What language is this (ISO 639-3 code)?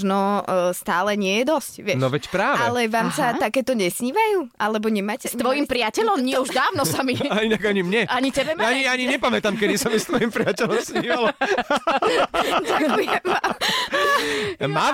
slk